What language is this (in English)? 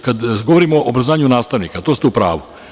Serbian